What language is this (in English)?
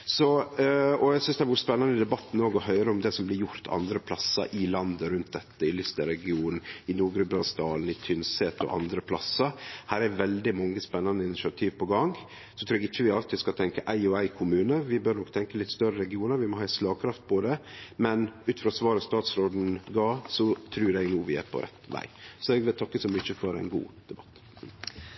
Norwegian Nynorsk